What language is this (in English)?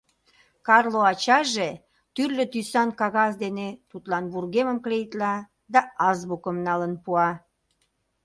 Mari